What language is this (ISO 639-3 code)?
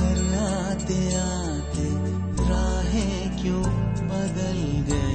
hin